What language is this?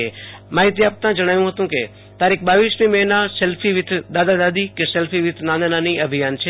Gujarati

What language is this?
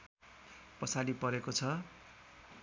Nepali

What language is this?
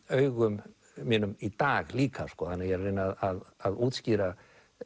Icelandic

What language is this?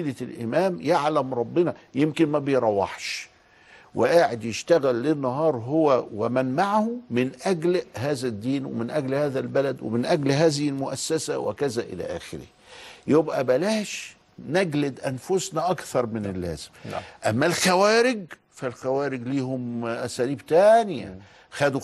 Arabic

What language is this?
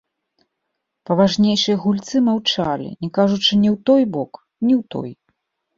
Belarusian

